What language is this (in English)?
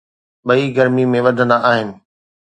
Sindhi